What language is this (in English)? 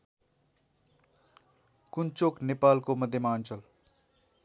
Nepali